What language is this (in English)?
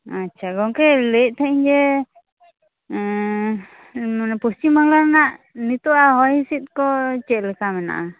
Santali